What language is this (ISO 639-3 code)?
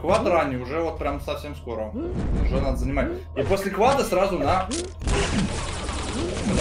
rus